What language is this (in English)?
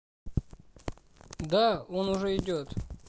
Russian